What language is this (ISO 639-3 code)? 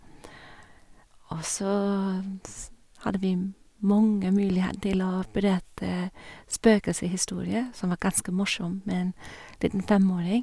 nor